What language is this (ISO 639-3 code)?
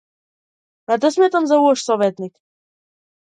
mkd